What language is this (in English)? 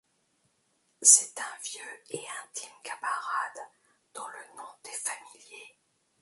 French